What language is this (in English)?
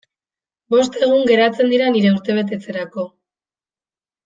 Basque